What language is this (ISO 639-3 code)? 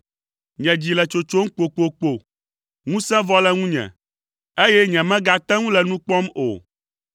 ewe